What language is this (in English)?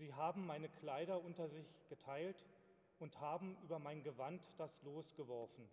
German